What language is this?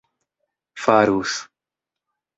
Esperanto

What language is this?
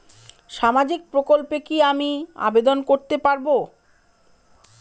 Bangla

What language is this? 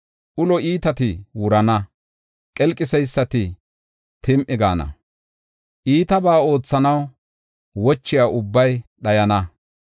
Gofa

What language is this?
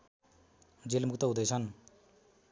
Nepali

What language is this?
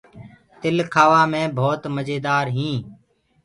Gurgula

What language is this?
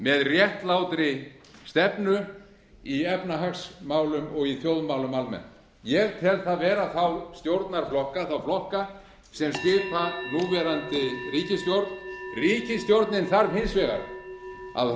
Icelandic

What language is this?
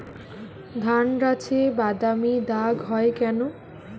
Bangla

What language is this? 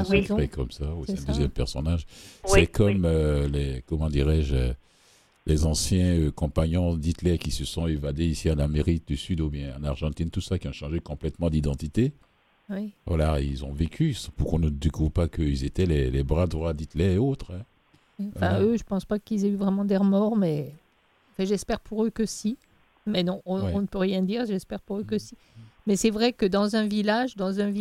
French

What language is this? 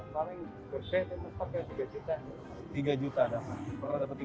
Indonesian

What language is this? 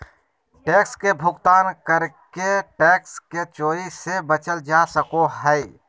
Magahi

